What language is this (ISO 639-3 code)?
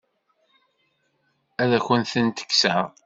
kab